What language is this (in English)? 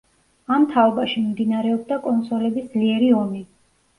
Georgian